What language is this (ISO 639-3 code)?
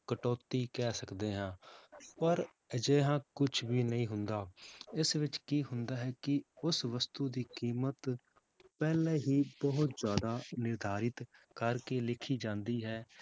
pan